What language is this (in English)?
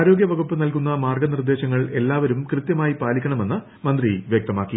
Malayalam